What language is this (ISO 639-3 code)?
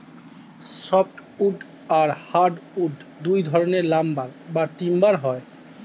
ben